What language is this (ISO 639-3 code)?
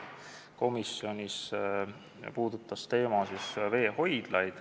est